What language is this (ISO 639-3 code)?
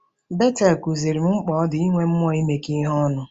ibo